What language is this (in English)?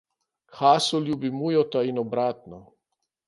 Slovenian